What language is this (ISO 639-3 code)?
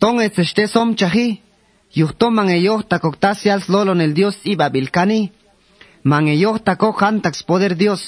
spa